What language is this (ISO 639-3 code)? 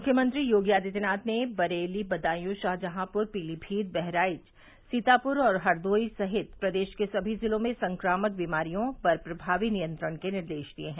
hin